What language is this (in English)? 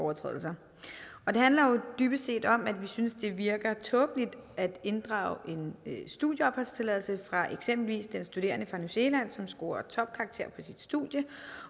Danish